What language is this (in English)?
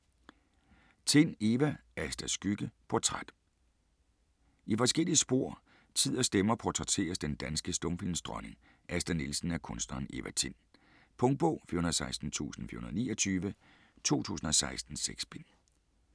Danish